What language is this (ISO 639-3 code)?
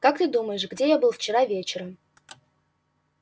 rus